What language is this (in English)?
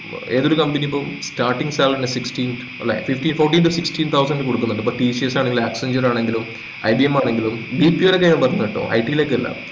Malayalam